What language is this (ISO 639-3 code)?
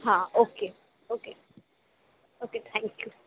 urd